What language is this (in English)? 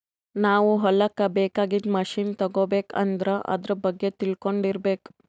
Kannada